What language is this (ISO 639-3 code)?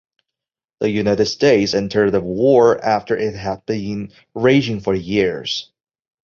eng